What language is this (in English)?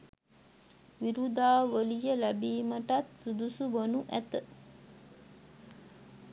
Sinhala